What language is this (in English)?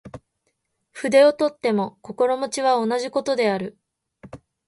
Japanese